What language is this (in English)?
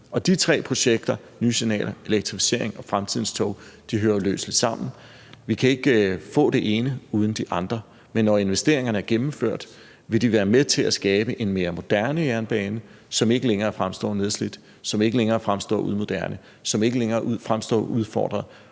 Danish